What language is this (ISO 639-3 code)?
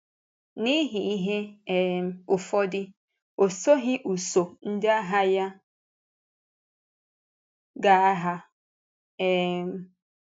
ibo